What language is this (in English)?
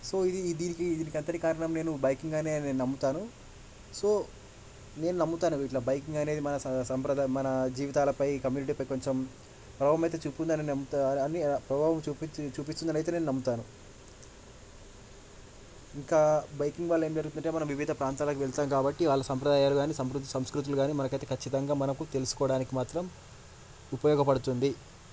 Telugu